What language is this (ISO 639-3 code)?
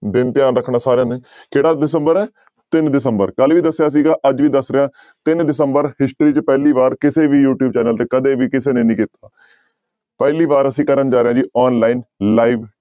pan